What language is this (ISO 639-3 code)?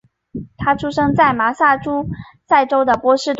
zho